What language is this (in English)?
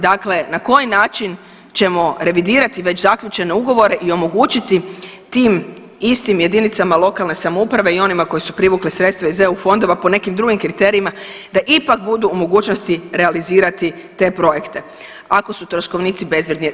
Croatian